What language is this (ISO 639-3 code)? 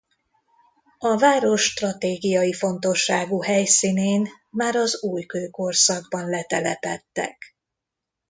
hun